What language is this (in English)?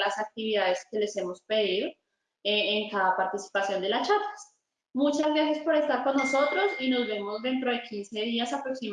Spanish